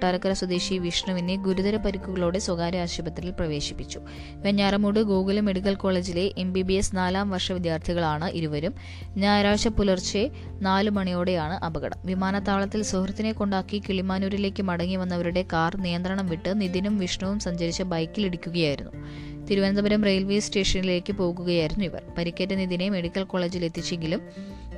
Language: Malayalam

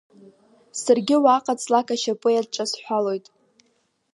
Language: Abkhazian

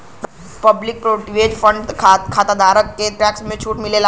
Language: Bhojpuri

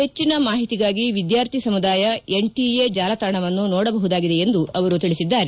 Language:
Kannada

